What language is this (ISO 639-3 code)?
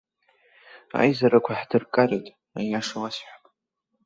abk